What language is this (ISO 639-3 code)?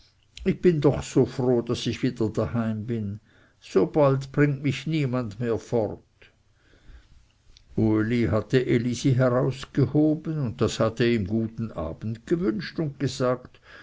deu